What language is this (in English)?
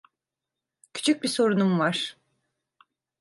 Turkish